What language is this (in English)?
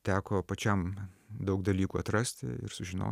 Lithuanian